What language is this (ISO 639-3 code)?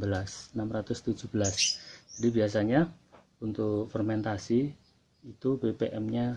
ind